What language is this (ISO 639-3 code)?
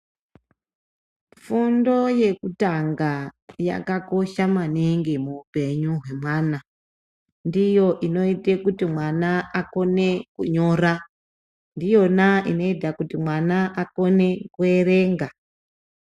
ndc